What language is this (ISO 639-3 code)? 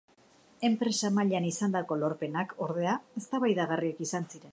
eus